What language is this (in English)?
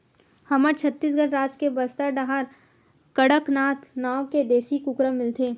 Chhattisgarhi